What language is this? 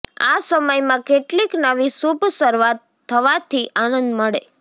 Gujarati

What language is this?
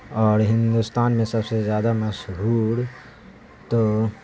Urdu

